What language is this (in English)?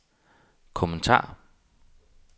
Danish